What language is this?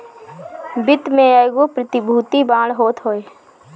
Bhojpuri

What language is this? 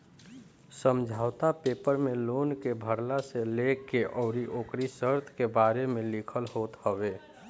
Bhojpuri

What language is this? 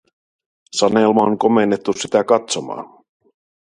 Finnish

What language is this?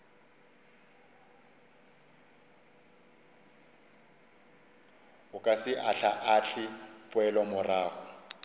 Northern Sotho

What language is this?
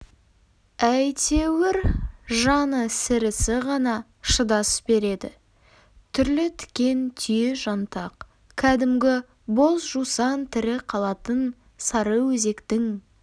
Kazakh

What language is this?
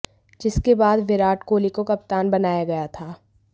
Hindi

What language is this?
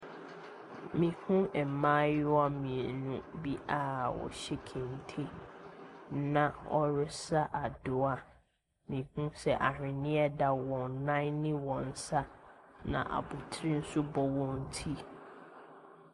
Akan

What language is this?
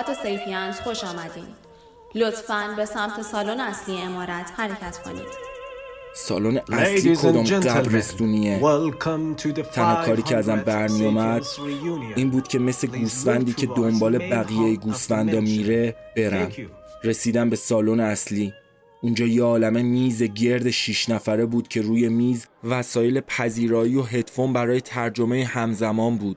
Persian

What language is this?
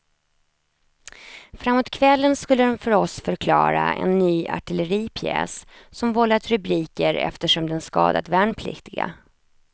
Swedish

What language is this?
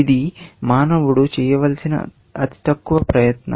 Telugu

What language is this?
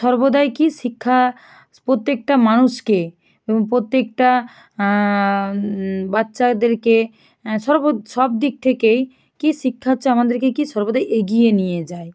Bangla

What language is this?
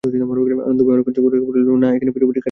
Bangla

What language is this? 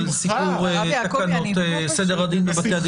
Hebrew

